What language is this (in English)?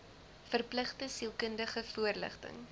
Afrikaans